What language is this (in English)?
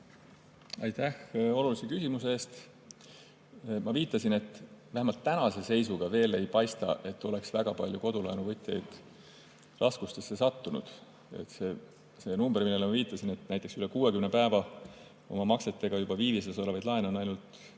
Estonian